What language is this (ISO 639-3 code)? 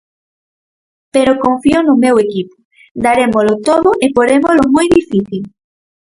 glg